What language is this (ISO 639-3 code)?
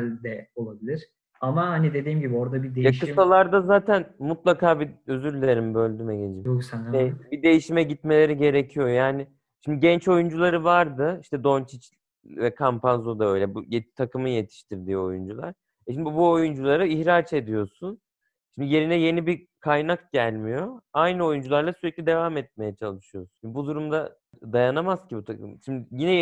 tur